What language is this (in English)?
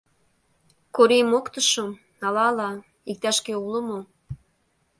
Mari